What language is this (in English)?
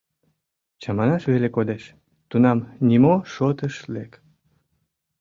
Mari